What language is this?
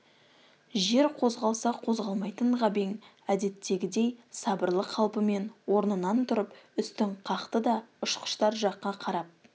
Kazakh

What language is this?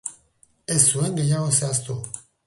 Basque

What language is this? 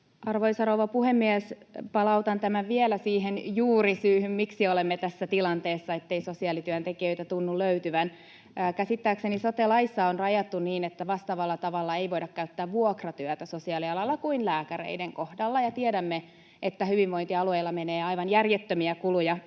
Finnish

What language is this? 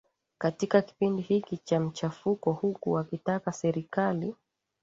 Swahili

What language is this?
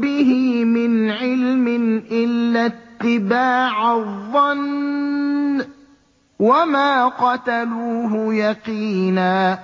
Arabic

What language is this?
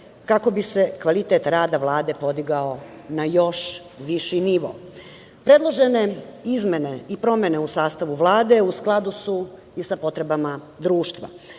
Serbian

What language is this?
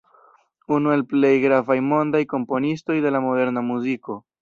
Esperanto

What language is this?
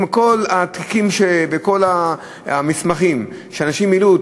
Hebrew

